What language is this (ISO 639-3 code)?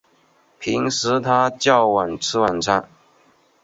zho